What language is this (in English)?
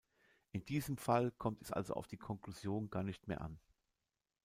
German